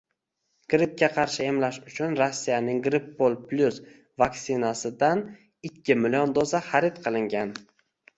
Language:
Uzbek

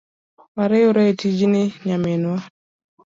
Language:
Luo (Kenya and Tanzania)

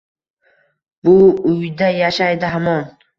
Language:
Uzbek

